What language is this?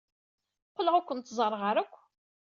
Kabyle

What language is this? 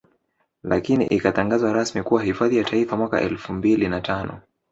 Swahili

